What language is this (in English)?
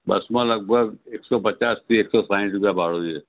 Gujarati